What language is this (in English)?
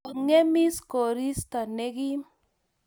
Kalenjin